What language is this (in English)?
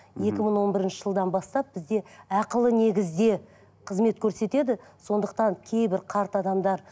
Kazakh